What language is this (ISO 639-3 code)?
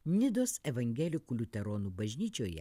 lit